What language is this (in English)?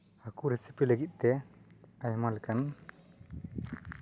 Santali